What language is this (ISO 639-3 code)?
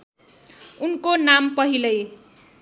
nep